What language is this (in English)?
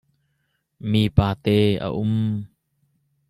Hakha Chin